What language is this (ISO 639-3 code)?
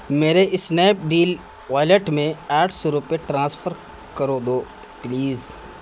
urd